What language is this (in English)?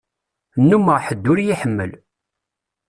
Kabyle